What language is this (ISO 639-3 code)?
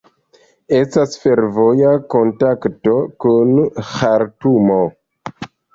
epo